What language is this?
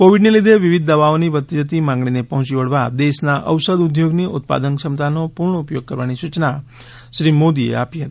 Gujarati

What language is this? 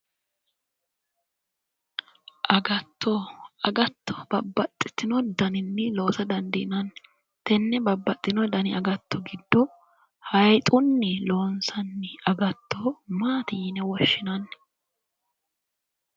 Sidamo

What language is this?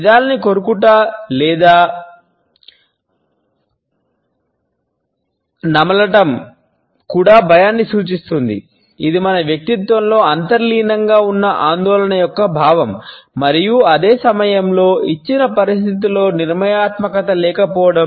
Telugu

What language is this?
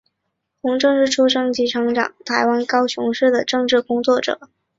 Chinese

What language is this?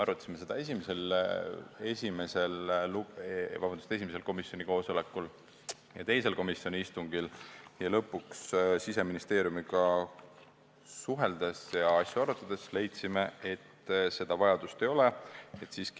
Estonian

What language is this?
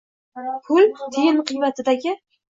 Uzbek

